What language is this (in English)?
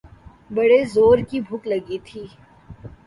Urdu